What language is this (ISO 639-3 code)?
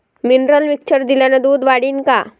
mar